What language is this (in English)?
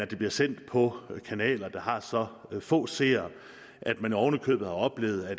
Danish